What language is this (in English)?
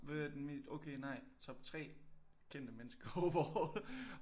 Danish